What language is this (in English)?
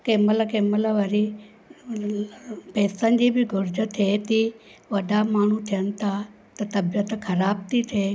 Sindhi